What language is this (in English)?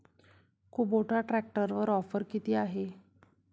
Marathi